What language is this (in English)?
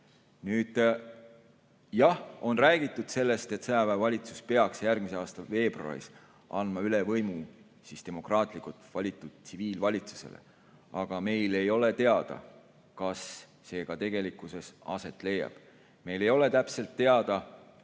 Estonian